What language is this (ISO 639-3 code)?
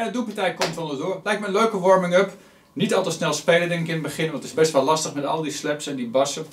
nld